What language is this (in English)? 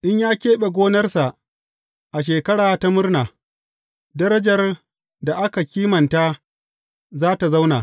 Hausa